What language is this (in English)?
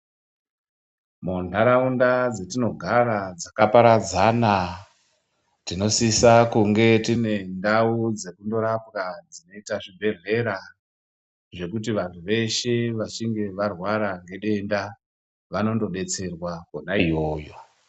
Ndau